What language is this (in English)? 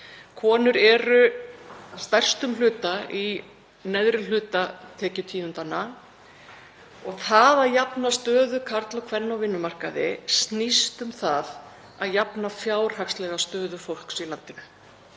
Icelandic